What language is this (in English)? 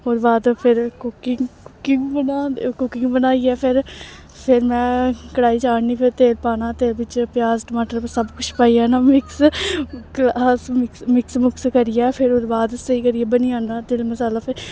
Dogri